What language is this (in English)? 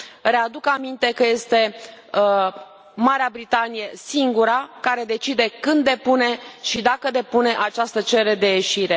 Romanian